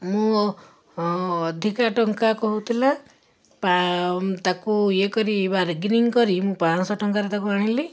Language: Odia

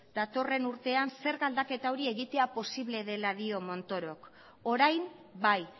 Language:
Basque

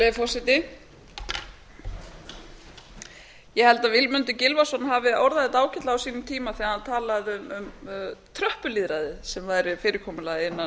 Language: Icelandic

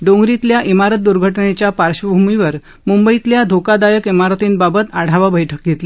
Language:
Marathi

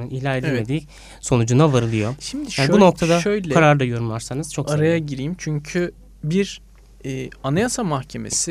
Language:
Turkish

